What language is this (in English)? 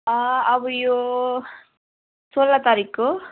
Nepali